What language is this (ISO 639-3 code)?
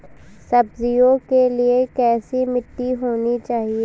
hin